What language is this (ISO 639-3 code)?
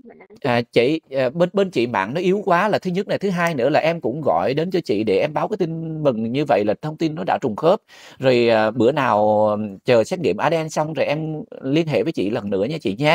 vie